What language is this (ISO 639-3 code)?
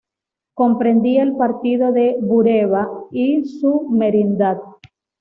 spa